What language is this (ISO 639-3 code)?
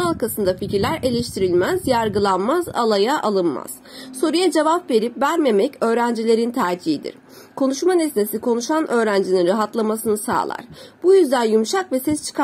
tur